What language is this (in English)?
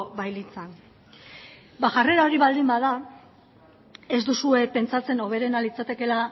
Basque